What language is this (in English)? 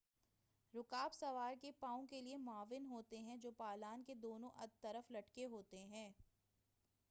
Urdu